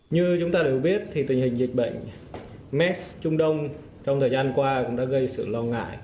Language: Vietnamese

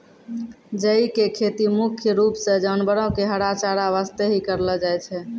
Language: Maithili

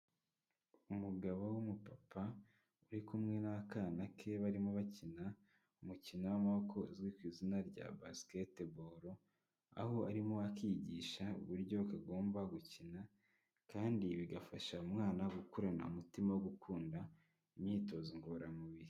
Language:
Kinyarwanda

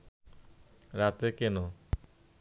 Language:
Bangla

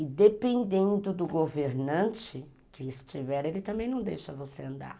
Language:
Portuguese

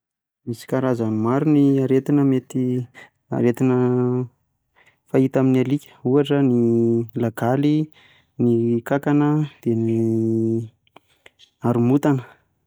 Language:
Malagasy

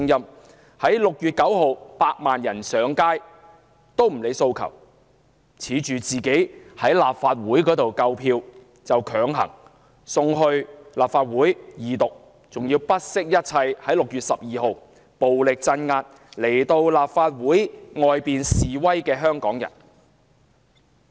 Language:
Cantonese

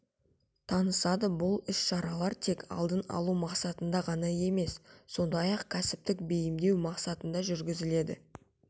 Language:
Kazakh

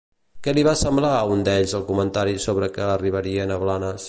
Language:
Catalan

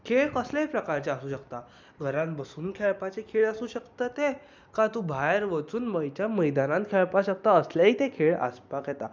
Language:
Konkani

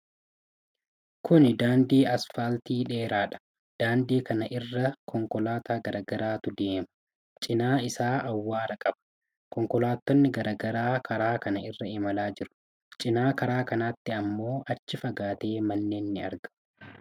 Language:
Oromo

